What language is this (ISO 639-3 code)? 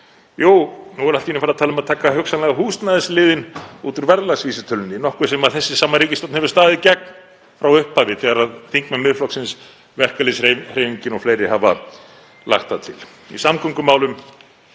isl